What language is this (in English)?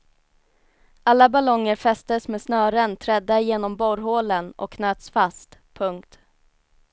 Swedish